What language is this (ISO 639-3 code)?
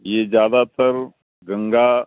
urd